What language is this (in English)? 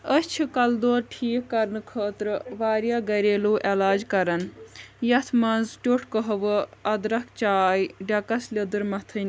Kashmiri